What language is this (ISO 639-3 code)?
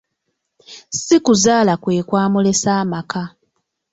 lug